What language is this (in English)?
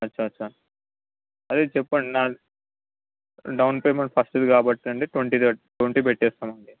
Telugu